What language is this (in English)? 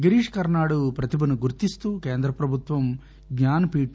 Telugu